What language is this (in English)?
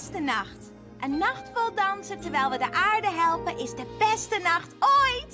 Dutch